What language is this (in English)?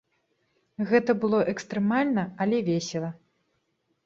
Belarusian